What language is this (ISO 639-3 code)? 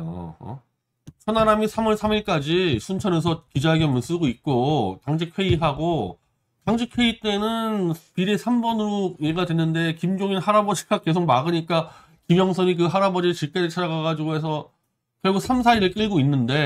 kor